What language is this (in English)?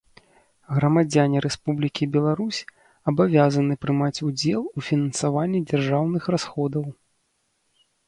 Belarusian